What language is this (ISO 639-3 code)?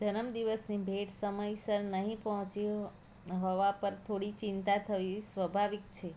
guj